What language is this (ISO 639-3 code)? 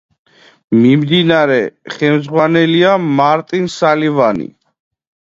kat